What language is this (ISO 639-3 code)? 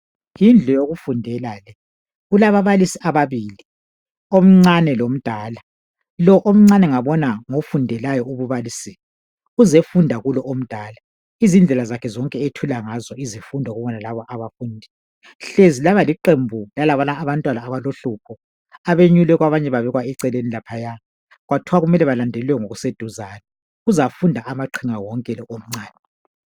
nde